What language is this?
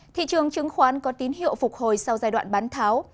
Vietnamese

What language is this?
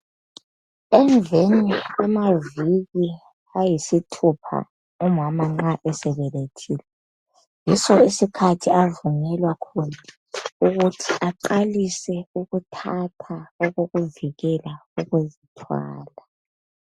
North Ndebele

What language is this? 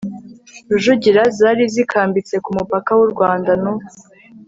Kinyarwanda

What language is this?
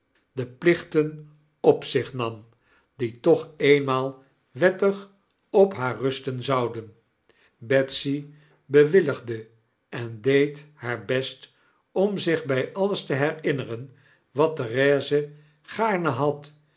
Dutch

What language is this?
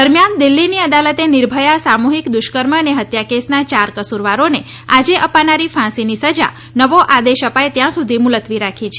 Gujarati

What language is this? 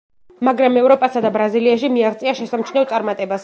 Georgian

